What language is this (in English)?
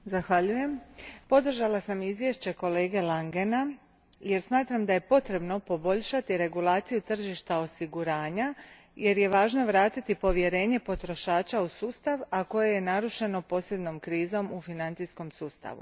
Croatian